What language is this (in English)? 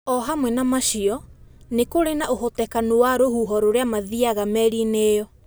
Kikuyu